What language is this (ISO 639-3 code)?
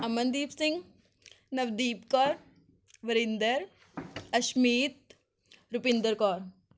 pan